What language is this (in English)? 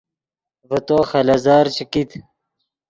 Yidgha